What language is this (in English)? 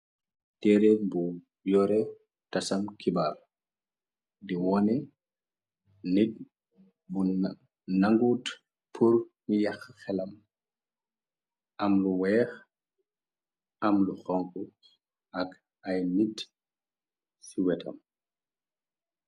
Wolof